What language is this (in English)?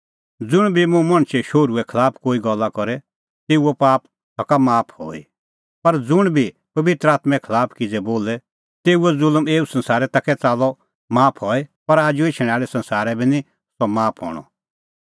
Kullu Pahari